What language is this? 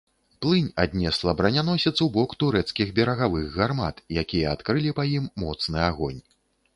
Belarusian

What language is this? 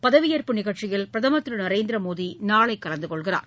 Tamil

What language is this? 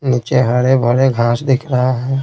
Hindi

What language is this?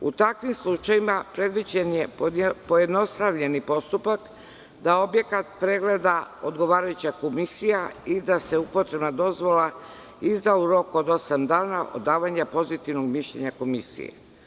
Serbian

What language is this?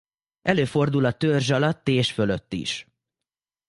Hungarian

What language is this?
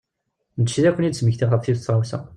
Kabyle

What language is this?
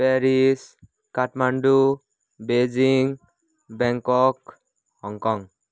Nepali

